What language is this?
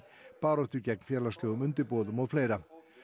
Icelandic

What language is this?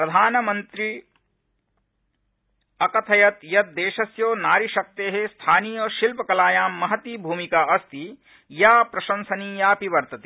Sanskrit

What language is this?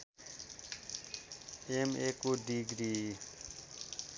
Nepali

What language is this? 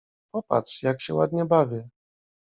Polish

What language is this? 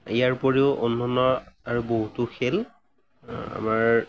Assamese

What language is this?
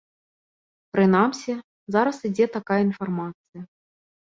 Belarusian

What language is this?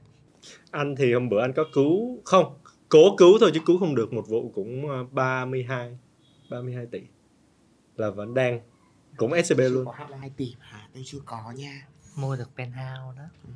Vietnamese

